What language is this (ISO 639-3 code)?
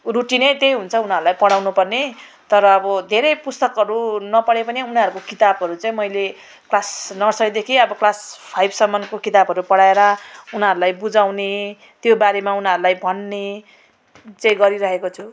nep